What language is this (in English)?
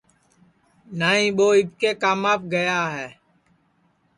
Sansi